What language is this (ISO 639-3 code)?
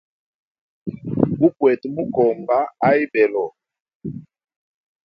hem